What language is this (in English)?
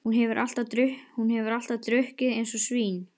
Icelandic